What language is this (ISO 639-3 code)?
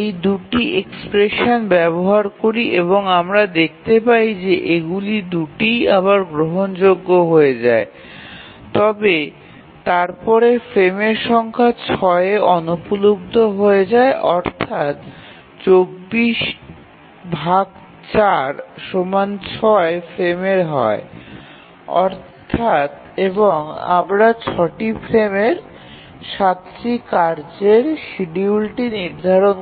ben